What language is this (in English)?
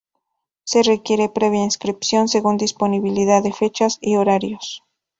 Spanish